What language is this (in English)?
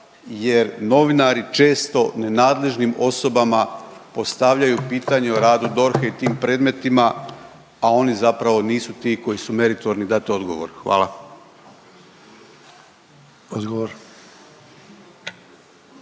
Croatian